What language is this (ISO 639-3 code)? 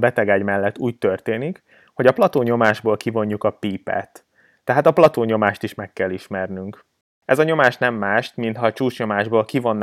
hun